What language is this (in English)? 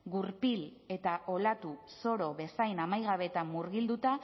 Basque